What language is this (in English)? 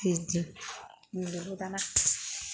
Bodo